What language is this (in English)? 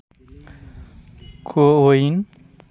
Santali